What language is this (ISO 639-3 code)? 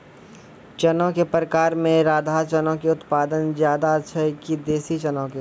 mai